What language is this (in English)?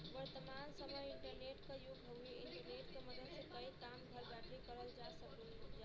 Bhojpuri